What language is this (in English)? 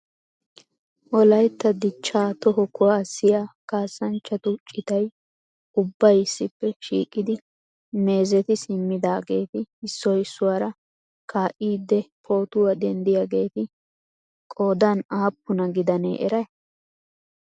Wolaytta